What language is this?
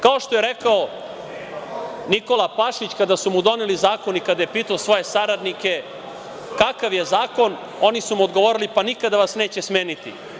Serbian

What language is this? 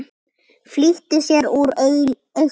Icelandic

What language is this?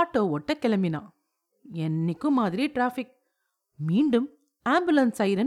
Tamil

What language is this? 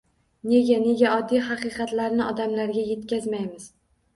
Uzbek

